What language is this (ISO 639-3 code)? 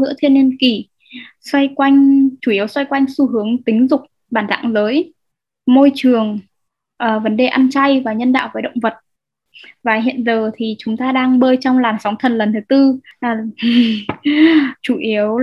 vie